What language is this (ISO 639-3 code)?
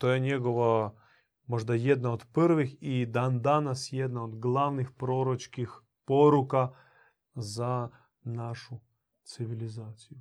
hrv